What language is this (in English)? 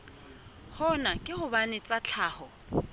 Southern Sotho